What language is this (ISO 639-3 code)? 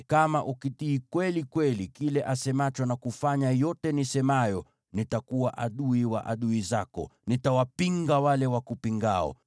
swa